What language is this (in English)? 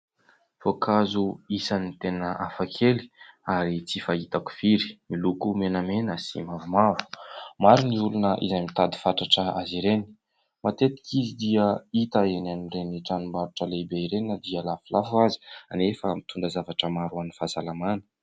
Malagasy